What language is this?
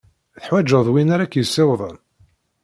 Kabyle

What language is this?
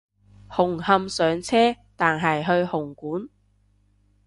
Cantonese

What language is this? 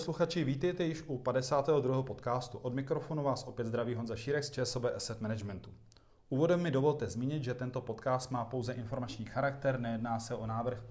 Czech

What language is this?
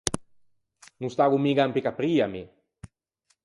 Ligurian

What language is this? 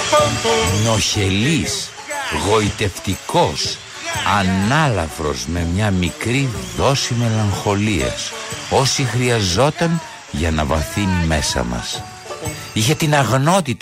Greek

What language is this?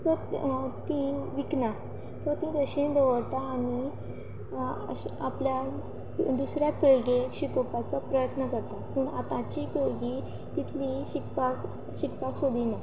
Konkani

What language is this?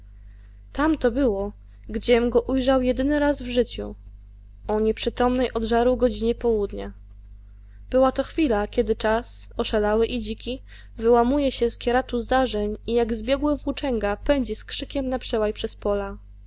Polish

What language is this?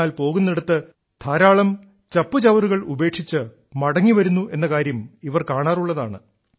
Malayalam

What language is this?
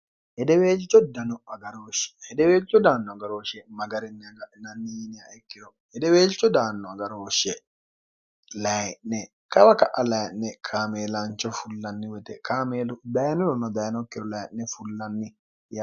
Sidamo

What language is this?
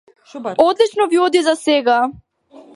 Macedonian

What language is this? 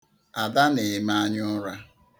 Igbo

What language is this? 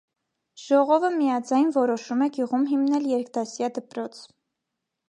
Armenian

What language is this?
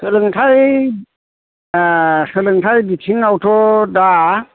Bodo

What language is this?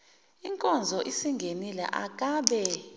Zulu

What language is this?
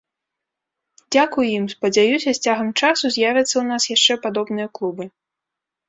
Belarusian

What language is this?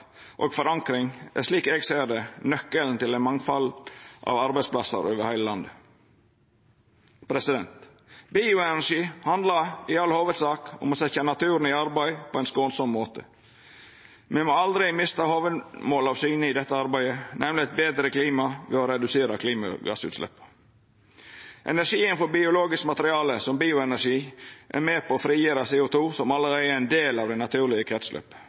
Norwegian Nynorsk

